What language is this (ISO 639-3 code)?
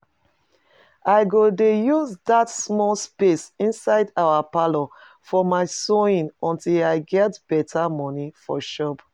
pcm